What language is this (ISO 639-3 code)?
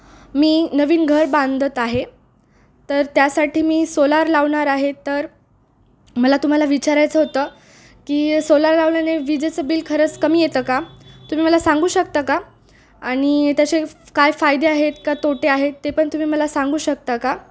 mar